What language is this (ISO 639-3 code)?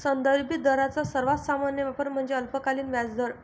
mar